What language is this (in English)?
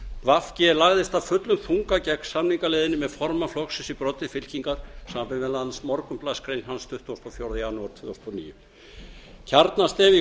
Icelandic